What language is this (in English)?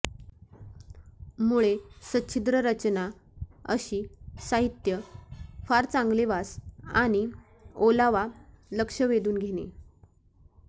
Marathi